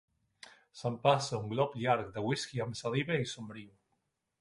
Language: Catalan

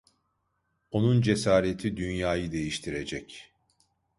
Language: Turkish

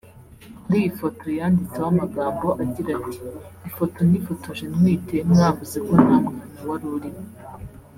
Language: Kinyarwanda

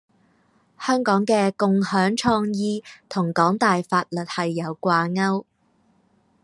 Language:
Cantonese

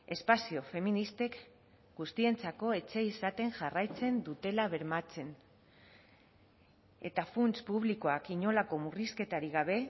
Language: Basque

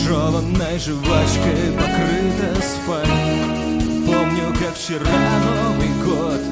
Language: Russian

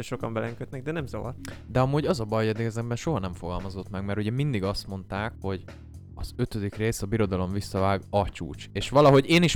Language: Hungarian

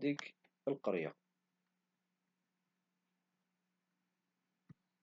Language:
Moroccan Arabic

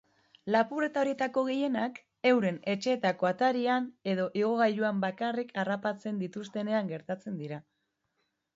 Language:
Basque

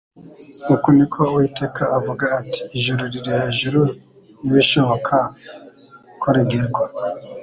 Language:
Kinyarwanda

